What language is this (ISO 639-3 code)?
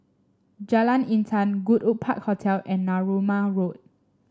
eng